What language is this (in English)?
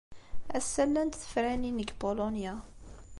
Kabyle